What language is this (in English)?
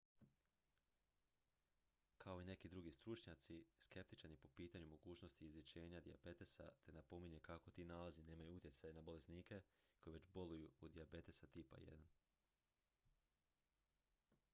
Croatian